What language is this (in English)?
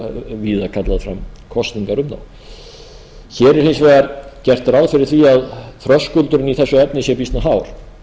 Icelandic